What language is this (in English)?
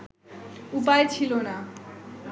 Bangla